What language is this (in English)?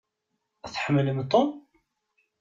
Kabyle